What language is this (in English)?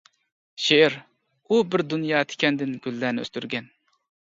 Uyghur